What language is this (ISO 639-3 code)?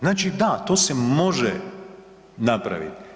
hrv